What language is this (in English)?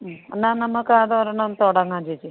Malayalam